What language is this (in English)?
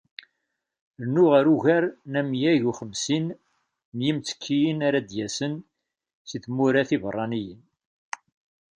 Kabyle